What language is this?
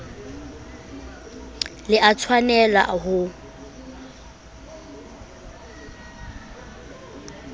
Southern Sotho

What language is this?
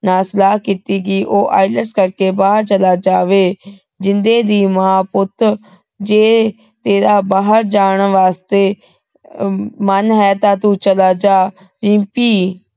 Punjabi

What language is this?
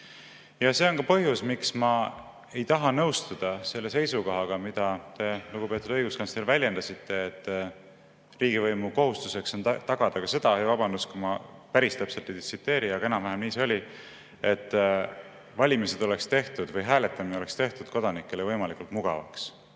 Estonian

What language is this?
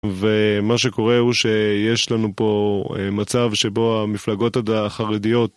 Hebrew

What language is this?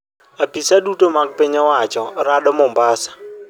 Luo (Kenya and Tanzania)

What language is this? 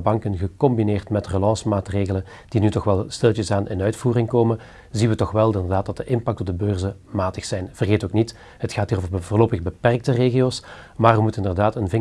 Dutch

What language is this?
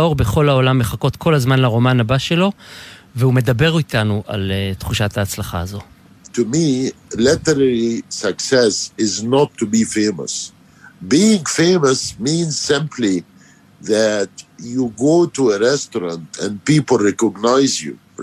Hebrew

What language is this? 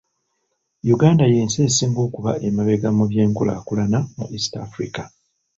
Ganda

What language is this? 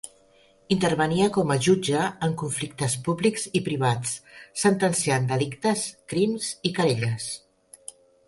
Catalan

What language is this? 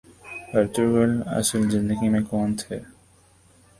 Urdu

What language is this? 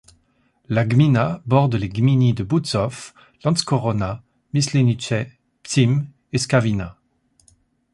French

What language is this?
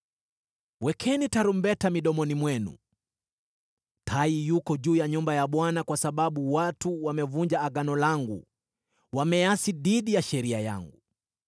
Swahili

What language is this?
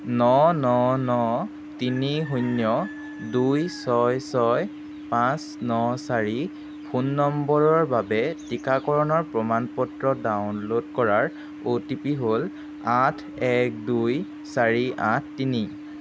Assamese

